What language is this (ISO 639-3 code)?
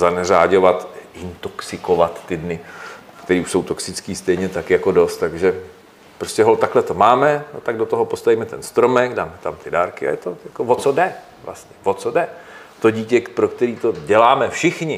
ces